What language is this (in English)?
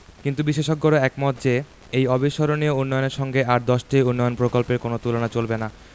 Bangla